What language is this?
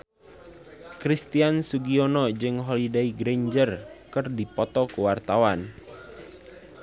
Sundanese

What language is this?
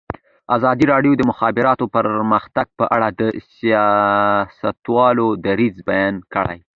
Pashto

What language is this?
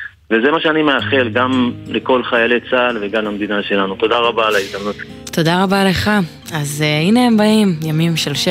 Hebrew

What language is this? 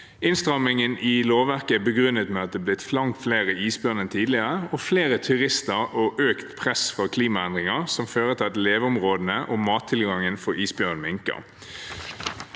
Norwegian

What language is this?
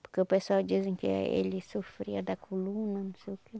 Portuguese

